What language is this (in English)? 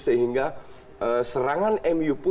Indonesian